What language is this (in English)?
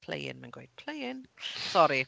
Welsh